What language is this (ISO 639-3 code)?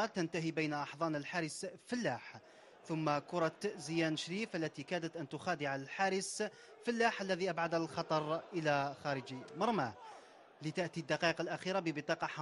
ara